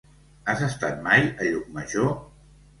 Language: Catalan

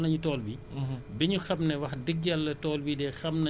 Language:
Wolof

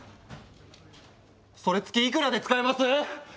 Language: Japanese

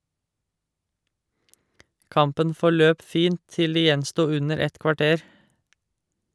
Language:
Norwegian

